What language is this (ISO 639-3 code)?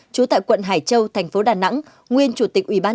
vie